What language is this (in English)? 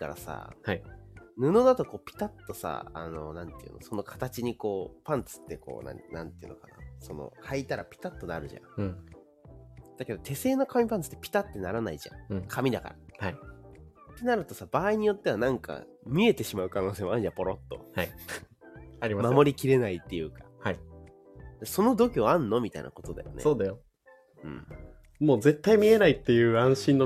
Japanese